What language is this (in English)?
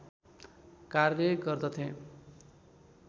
Nepali